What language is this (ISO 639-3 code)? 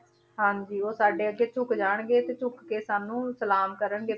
pan